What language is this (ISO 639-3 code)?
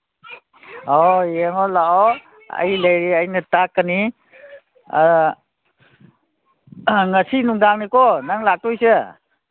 mni